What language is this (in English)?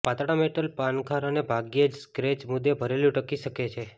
Gujarati